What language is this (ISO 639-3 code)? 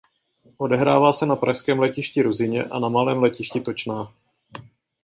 ces